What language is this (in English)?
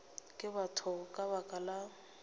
Northern Sotho